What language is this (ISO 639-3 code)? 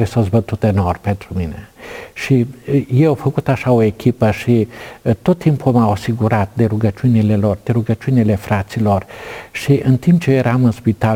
ron